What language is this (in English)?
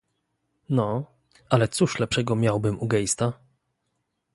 Polish